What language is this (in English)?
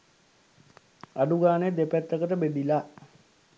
Sinhala